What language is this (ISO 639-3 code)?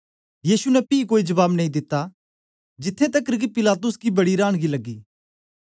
doi